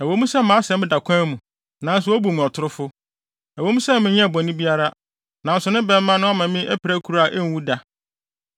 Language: Akan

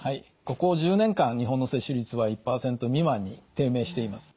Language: Japanese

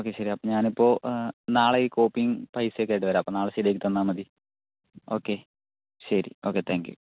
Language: Malayalam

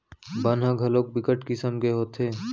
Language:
Chhattisgarhi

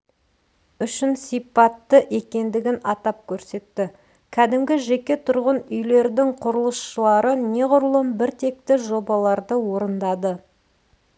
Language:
Kazakh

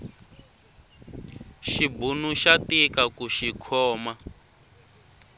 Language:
Tsonga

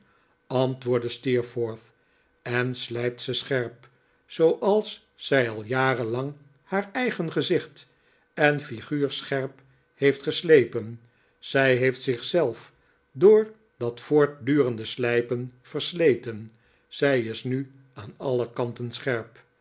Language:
Dutch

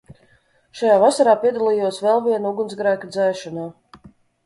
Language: Latvian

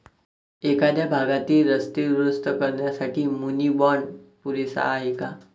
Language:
Marathi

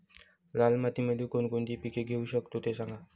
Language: Marathi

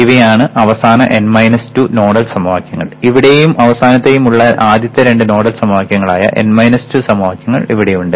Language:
Malayalam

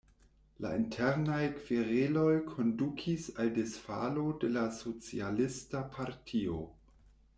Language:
Esperanto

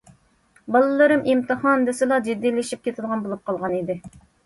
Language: Uyghur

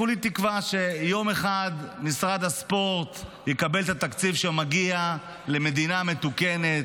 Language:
Hebrew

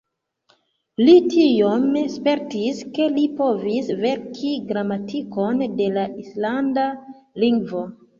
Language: Esperanto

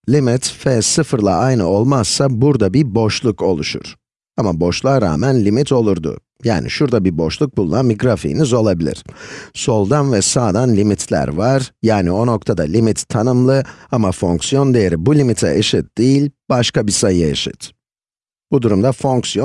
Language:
Turkish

